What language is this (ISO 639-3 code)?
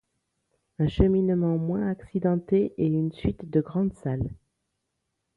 fra